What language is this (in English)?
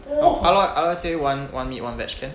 English